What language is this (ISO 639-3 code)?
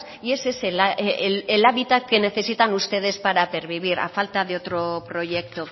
spa